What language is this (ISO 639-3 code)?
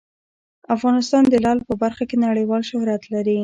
pus